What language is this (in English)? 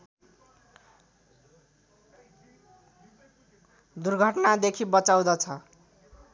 Nepali